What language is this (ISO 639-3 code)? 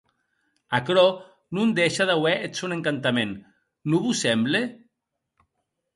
oci